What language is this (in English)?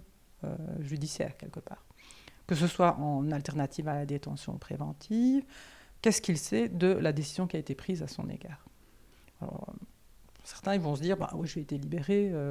French